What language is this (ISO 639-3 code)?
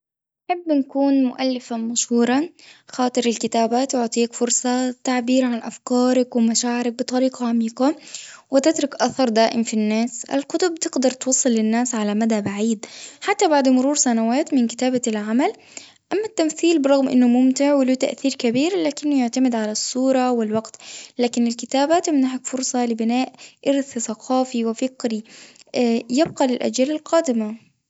aeb